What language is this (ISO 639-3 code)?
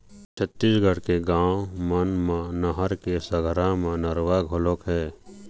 hne